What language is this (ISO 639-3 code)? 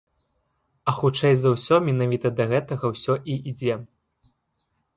bel